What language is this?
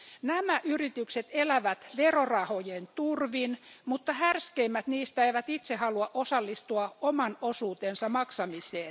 Finnish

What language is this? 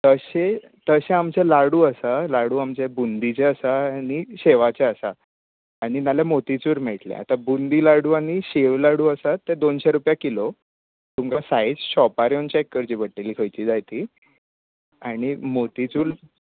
Konkani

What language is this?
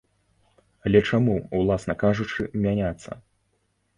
Belarusian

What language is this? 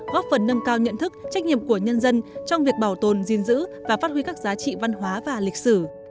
Vietnamese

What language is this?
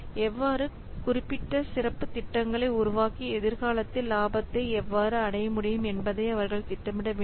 Tamil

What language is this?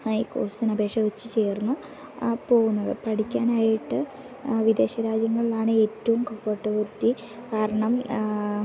Malayalam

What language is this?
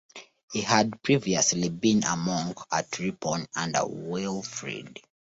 English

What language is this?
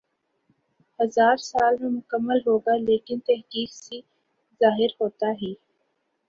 Urdu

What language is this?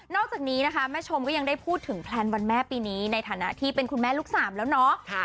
Thai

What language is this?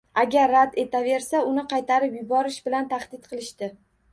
Uzbek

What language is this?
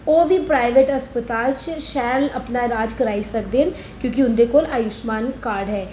Dogri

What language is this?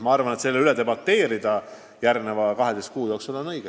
Estonian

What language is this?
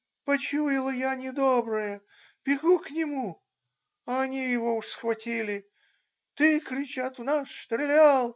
Russian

